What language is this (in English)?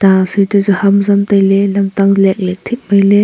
Wancho Naga